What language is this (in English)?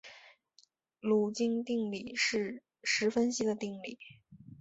Chinese